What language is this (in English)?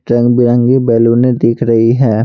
Hindi